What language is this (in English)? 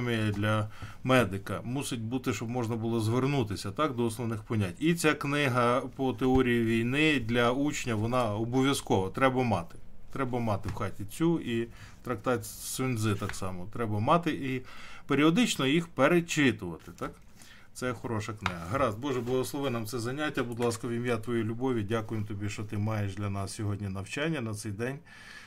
Ukrainian